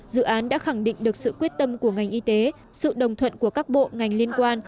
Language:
Vietnamese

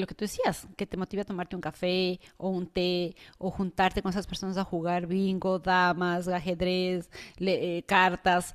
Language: Spanish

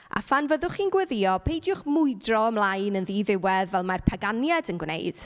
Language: Welsh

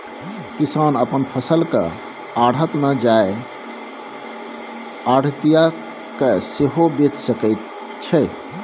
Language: Maithili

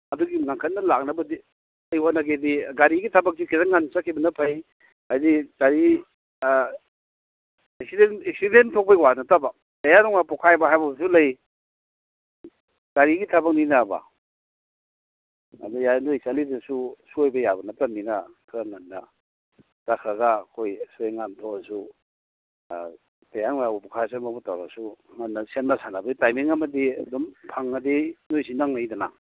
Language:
Manipuri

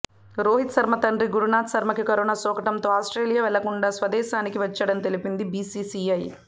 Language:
Telugu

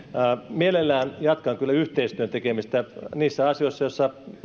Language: Finnish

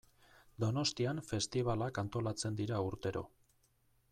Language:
Basque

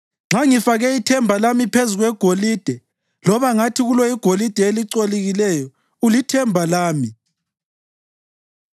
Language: North Ndebele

